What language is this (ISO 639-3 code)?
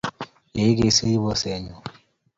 kln